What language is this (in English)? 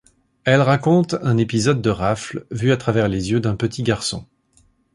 French